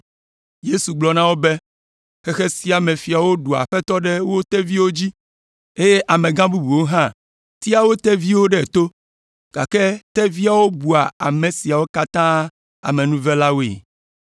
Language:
Ewe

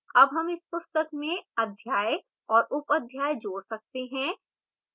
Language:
Hindi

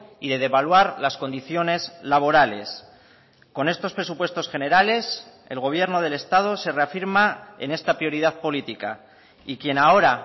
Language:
Spanish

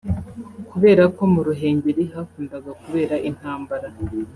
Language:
Kinyarwanda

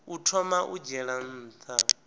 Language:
Venda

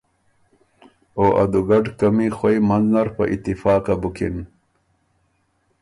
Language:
Ormuri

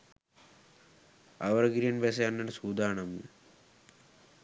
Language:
Sinhala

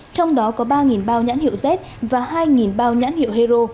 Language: Vietnamese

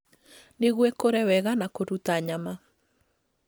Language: Kikuyu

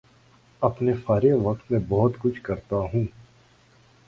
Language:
Urdu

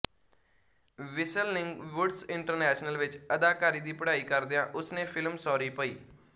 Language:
Punjabi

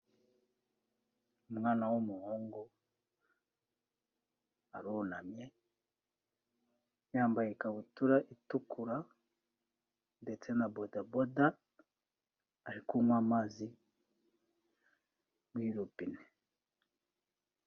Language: Kinyarwanda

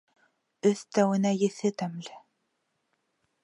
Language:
Bashkir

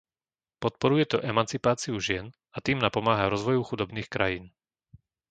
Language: Slovak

